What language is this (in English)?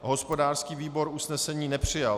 Czech